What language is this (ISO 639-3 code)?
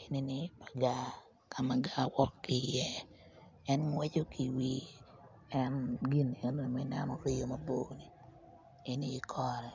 ach